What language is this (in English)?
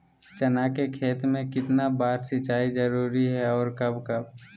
Magahi